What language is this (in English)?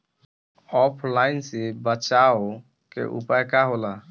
Bhojpuri